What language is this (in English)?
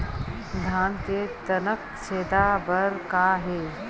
Chhattisgarhi